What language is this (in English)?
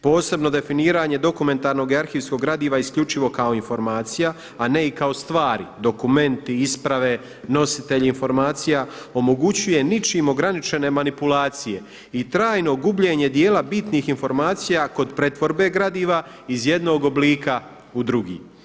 Croatian